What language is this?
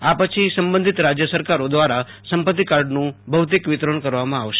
Gujarati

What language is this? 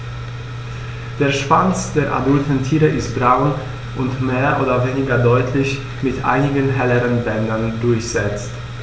German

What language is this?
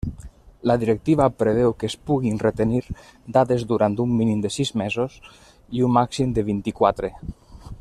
Catalan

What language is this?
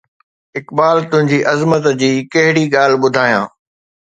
Sindhi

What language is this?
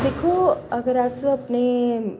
Dogri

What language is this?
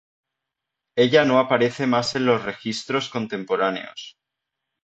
Spanish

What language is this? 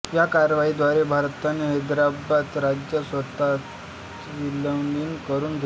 Marathi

